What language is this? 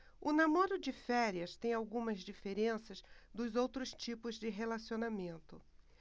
Portuguese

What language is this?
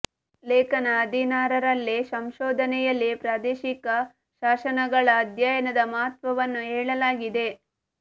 Kannada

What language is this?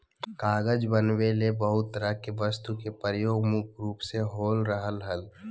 Magahi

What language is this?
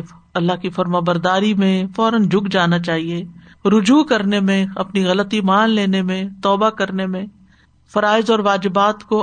Urdu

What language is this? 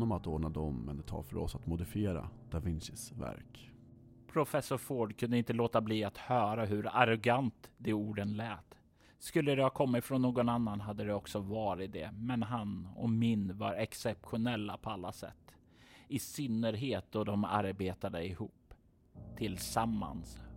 Swedish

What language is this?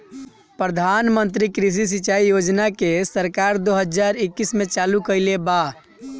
Bhojpuri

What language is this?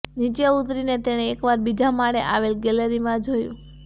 Gujarati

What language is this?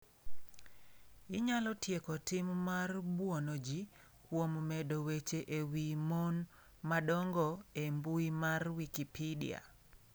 Luo (Kenya and Tanzania)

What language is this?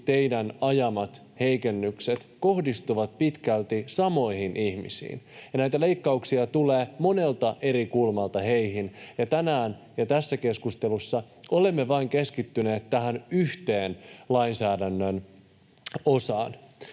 Finnish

